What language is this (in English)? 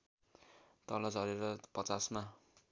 Nepali